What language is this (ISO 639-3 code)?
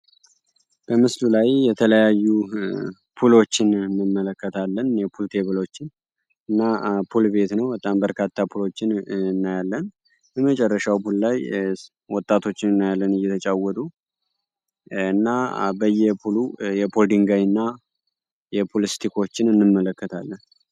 amh